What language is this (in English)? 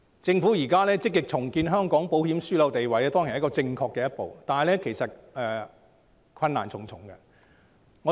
Cantonese